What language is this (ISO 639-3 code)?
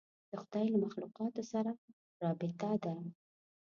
pus